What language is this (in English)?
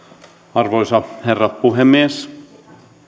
Finnish